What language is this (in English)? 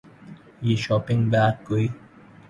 Urdu